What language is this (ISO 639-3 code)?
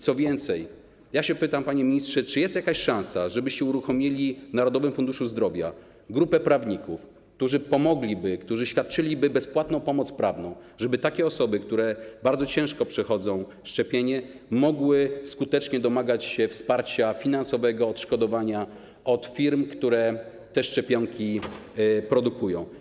pol